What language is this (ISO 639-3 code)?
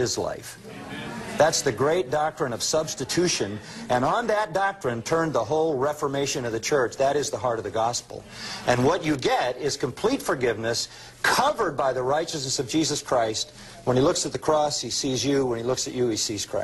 eng